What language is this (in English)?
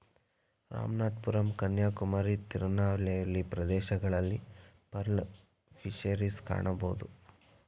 Kannada